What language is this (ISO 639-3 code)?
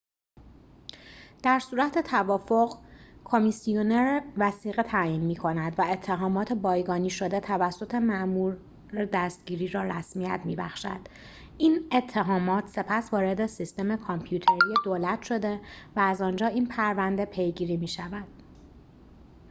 fas